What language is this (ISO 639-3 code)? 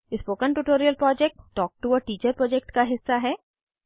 hin